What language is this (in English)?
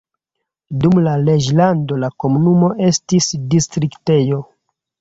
Esperanto